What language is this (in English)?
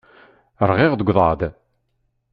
Kabyle